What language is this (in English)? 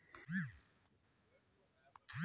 Magahi